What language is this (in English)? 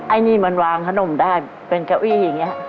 Thai